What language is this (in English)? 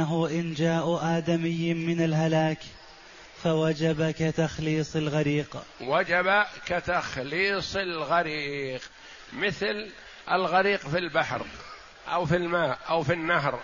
Arabic